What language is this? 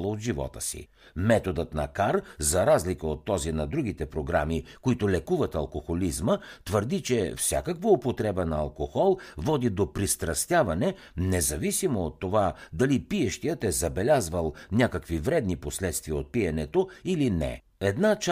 Bulgarian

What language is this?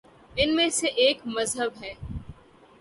Urdu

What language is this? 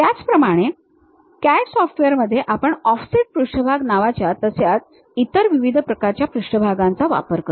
Marathi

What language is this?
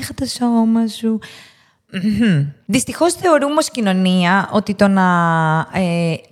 Greek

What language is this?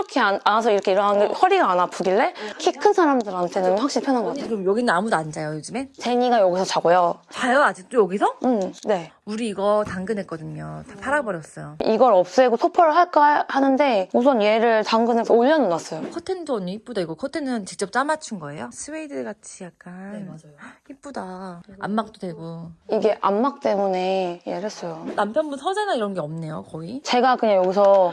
Korean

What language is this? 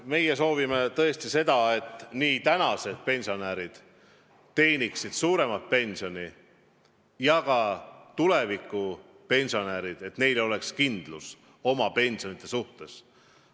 Estonian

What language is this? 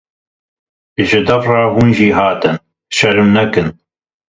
Kurdish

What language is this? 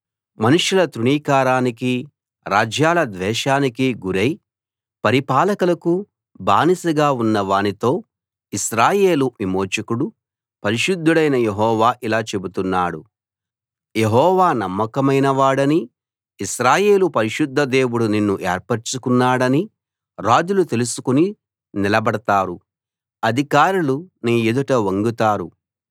Telugu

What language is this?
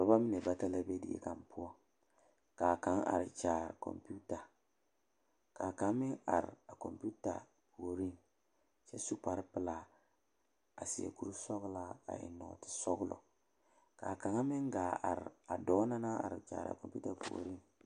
Southern Dagaare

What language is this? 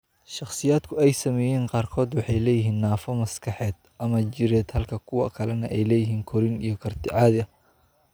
Somali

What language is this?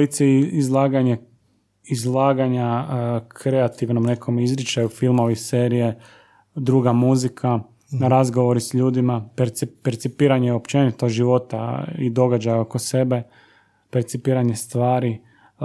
Croatian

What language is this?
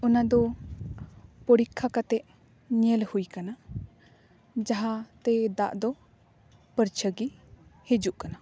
Santali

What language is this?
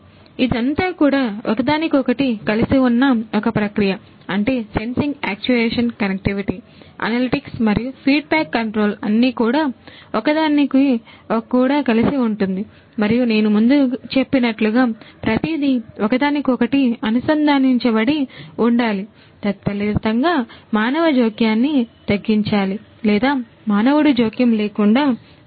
Telugu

